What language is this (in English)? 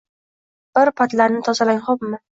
Uzbek